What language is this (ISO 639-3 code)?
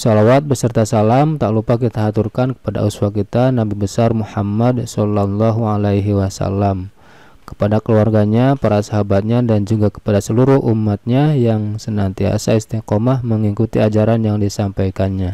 ind